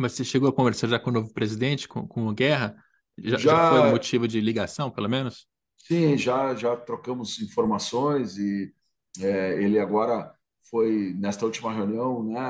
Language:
Portuguese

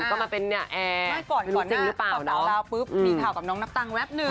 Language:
Thai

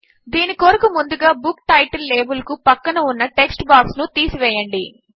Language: Telugu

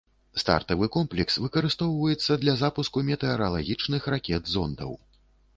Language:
Belarusian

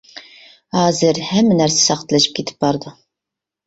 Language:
Uyghur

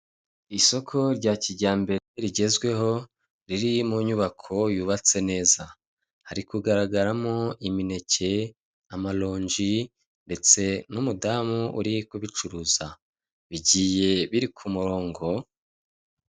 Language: Kinyarwanda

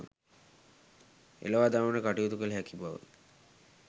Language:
Sinhala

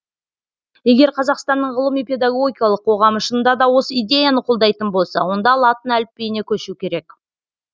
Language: Kazakh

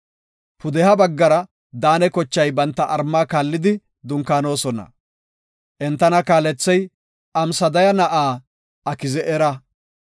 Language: Gofa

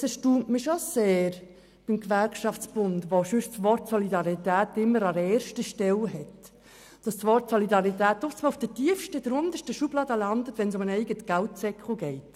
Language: Swiss German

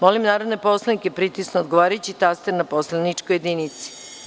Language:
Serbian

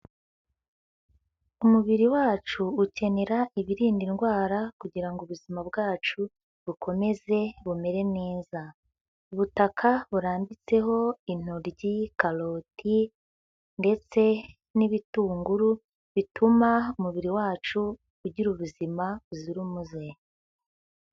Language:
Kinyarwanda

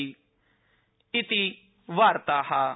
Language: Sanskrit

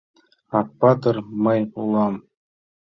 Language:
Mari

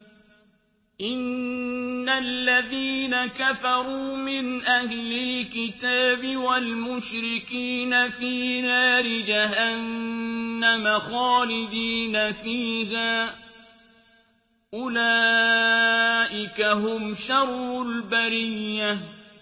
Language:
Arabic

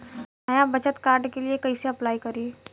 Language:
Bhojpuri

